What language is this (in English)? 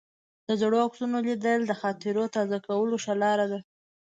Pashto